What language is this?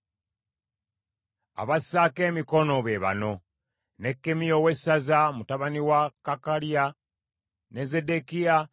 Ganda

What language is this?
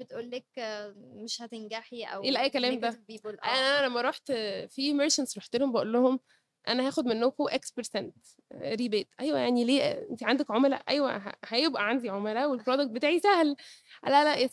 Arabic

